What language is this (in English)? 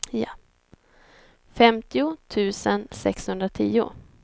Swedish